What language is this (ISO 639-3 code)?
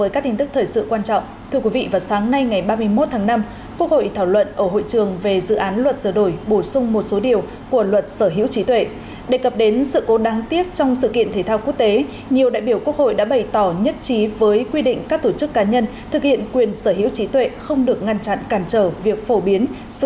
vie